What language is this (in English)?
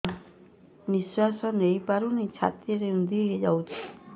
Odia